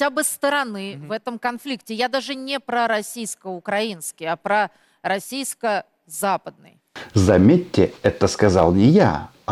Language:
Russian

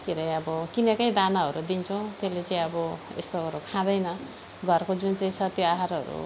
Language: Nepali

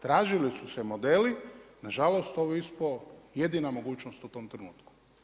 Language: Croatian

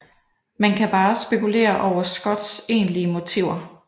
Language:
Danish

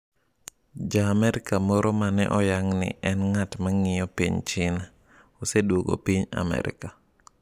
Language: Luo (Kenya and Tanzania)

